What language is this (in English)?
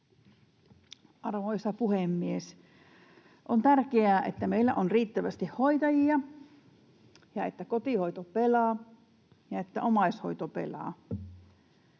Finnish